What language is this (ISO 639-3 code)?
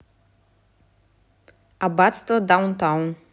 rus